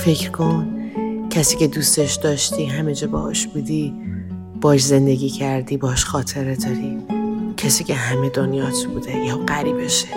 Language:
Persian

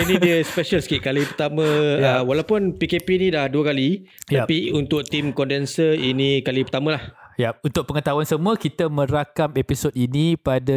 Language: Malay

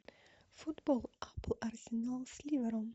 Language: Russian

